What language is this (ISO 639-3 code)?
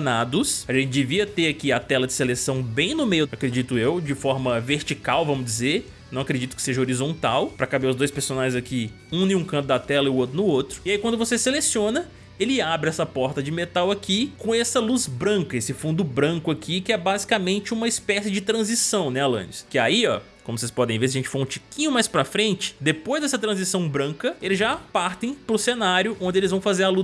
por